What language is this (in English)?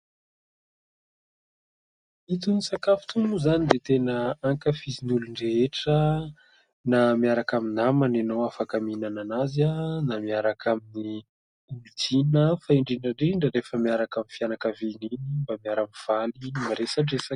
Malagasy